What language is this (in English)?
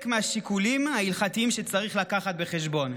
Hebrew